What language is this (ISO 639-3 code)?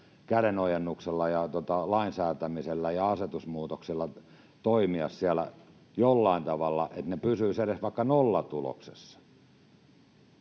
fin